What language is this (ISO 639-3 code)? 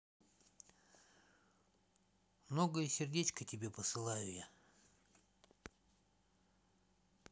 rus